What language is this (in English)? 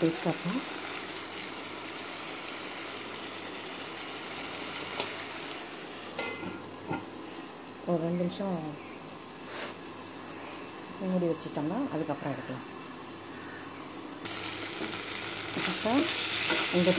Dutch